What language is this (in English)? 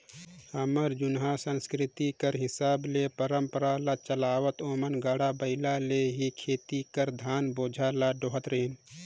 Chhattisgarhi